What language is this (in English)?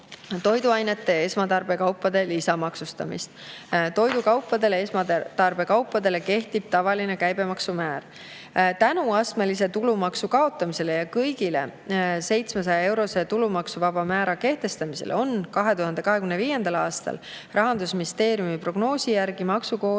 Estonian